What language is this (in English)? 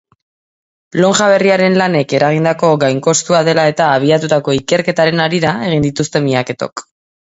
Basque